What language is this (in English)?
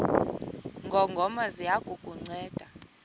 Xhosa